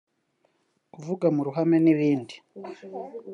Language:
Kinyarwanda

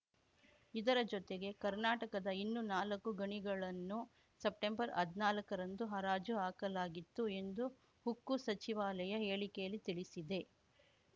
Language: Kannada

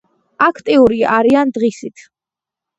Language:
Georgian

